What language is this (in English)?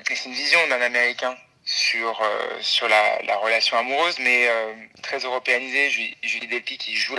French